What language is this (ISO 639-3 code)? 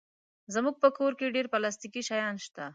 pus